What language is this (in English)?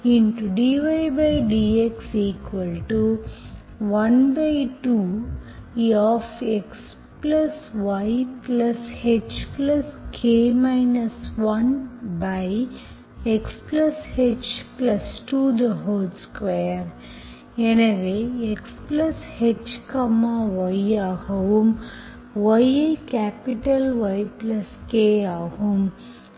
Tamil